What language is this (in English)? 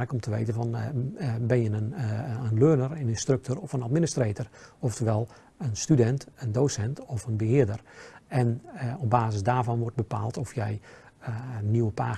Dutch